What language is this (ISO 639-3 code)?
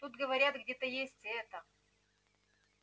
rus